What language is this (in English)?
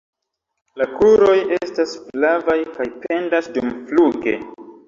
Esperanto